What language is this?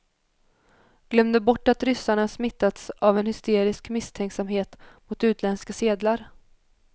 Swedish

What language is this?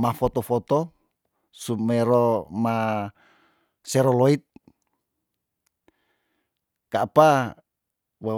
Tondano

